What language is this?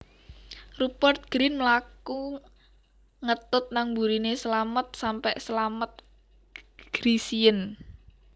Javanese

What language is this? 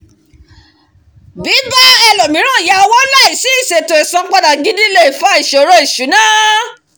Yoruba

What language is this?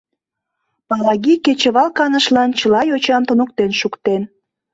Mari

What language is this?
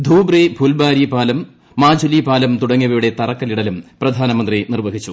Malayalam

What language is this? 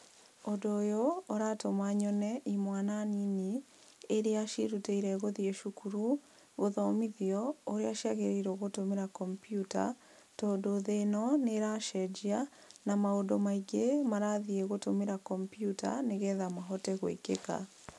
Kikuyu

